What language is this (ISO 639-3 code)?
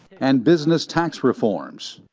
eng